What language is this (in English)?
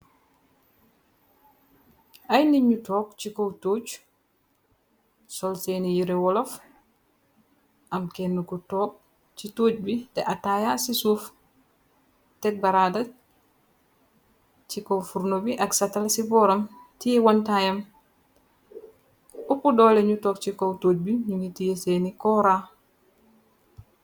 Wolof